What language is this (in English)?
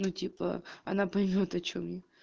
Russian